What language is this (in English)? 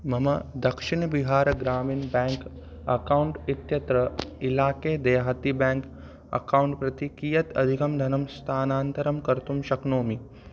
Sanskrit